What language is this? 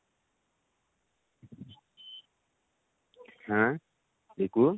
Odia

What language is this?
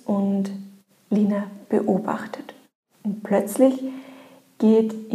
German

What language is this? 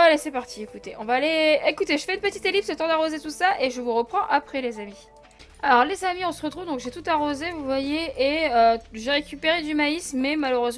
French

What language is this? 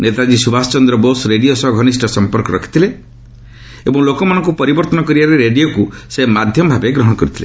Odia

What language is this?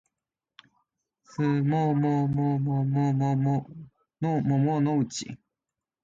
Japanese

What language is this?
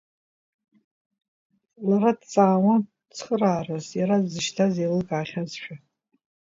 Abkhazian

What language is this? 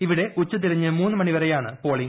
Malayalam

